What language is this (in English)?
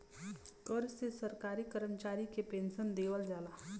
Bhojpuri